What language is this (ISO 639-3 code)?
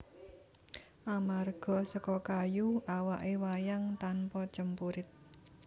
jav